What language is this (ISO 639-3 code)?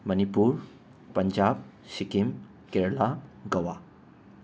mni